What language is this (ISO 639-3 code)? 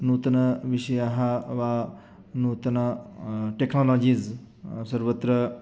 san